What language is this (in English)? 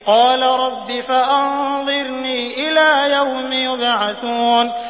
Arabic